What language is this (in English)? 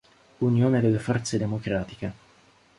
Italian